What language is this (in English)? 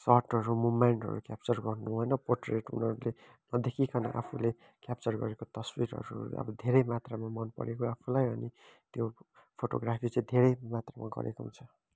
Nepali